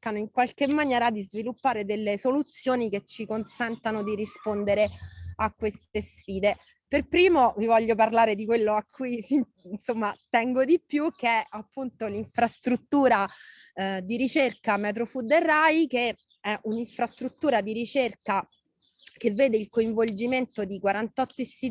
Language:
Italian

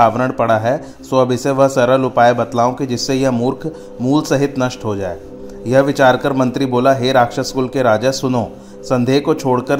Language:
Hindi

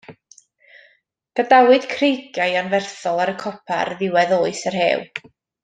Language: Welsh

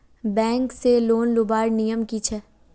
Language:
Magahi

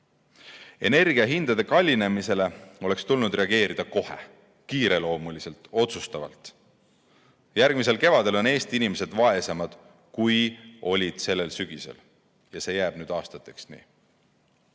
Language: Estonian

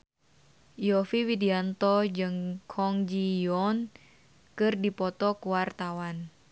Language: Sundanese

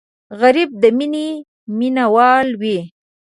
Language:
Pashto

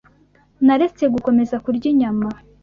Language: Kinyarwanda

